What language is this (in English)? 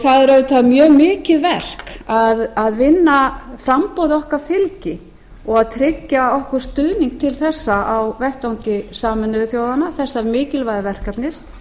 Icelandic